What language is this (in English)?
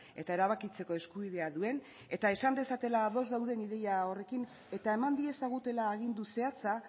Basque